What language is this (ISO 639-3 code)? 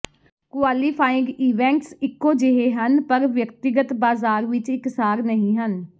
pan